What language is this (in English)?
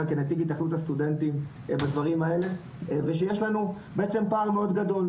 Hebrew